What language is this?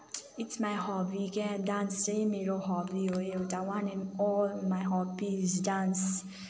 Nepali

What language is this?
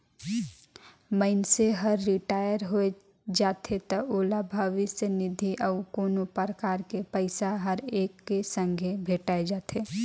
Chhattisgarhi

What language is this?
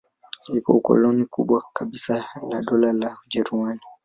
Swahili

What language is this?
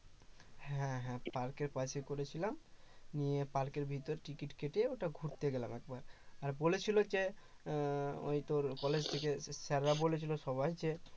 Bangla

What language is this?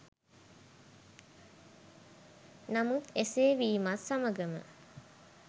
Sinhala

